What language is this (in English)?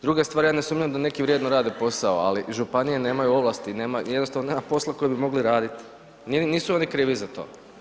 Croatian